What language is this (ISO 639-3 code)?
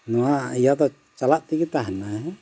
sat